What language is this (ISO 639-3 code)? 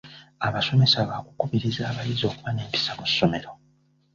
lug